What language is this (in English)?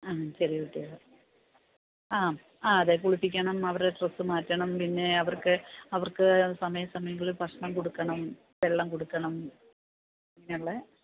Malayalam